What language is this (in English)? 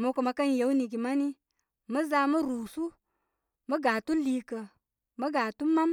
Koma